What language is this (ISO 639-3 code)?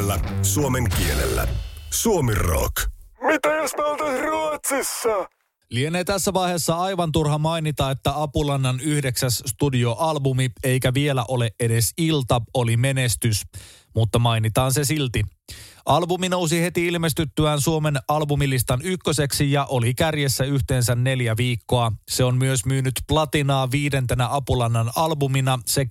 fin